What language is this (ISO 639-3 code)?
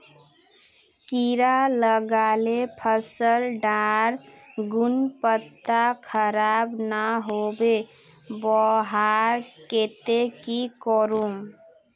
mag